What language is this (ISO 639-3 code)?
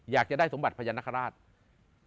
tha